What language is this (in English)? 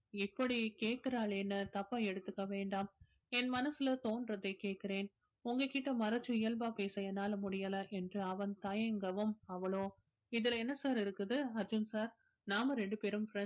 Tamil